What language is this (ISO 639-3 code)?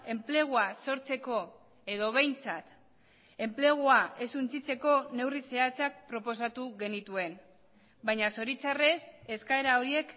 eus